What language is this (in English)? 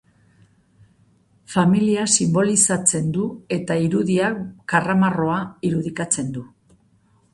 Basque